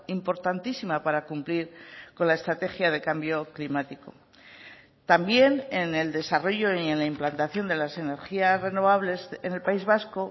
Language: Spanish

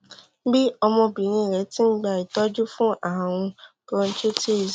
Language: Yoruba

